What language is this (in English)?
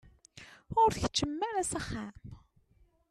Kabyle